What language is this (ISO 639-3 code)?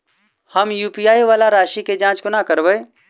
mai